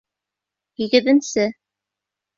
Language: Bashkir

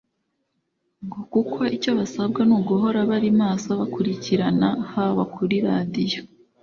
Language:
Kinyarwanda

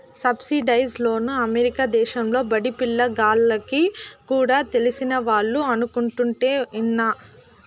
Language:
Telugu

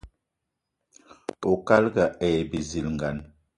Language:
Eton (Cameroon)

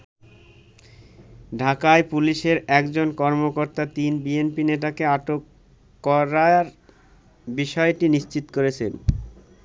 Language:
Bangla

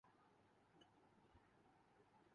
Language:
Urdu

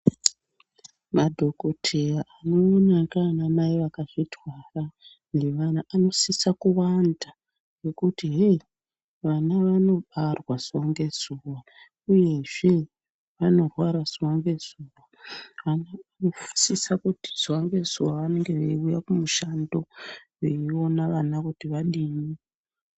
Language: Ndau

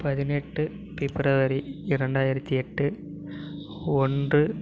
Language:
Tamil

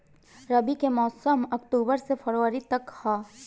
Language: Bhojpuri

